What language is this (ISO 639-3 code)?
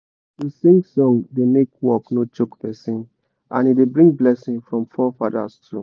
pcm